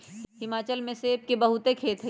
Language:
Magahi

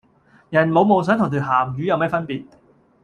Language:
Cantonese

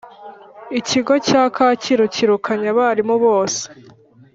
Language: Kinyarwanda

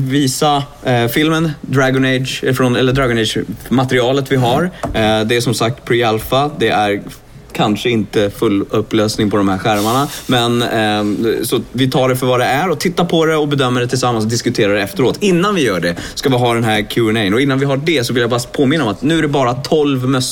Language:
Swedish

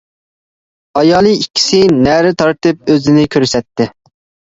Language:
Uyghur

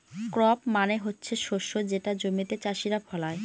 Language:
Bangla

